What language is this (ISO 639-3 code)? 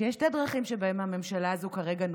heb